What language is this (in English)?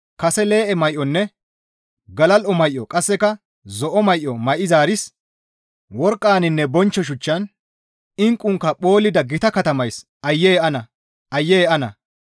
Gamo